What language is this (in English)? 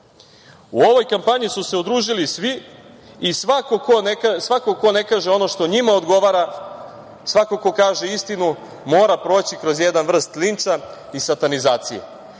Serbian